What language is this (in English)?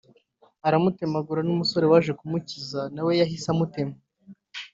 Kinyarwanda